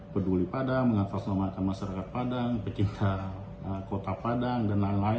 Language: Indonesian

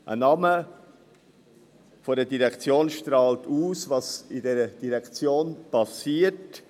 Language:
Swiss German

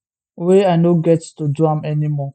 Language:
Nigerian Pidgin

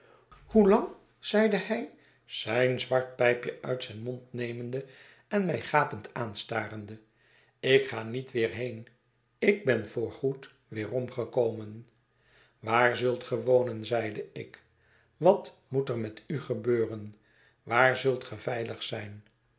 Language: Dutch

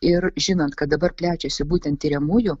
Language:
Lithuanian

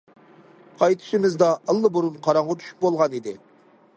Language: Uyghur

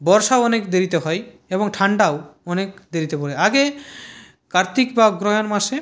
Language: Bangla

